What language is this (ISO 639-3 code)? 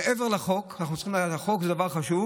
heb